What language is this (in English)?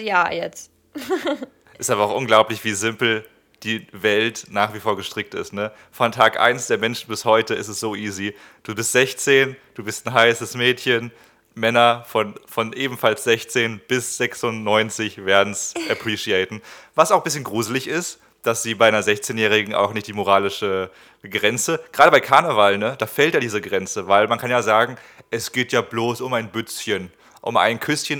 German